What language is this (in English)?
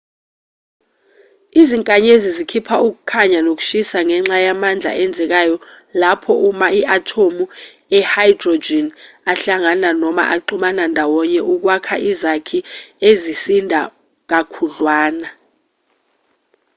Zulu